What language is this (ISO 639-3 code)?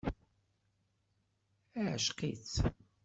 kab